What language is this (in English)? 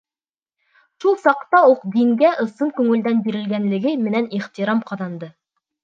Bashkir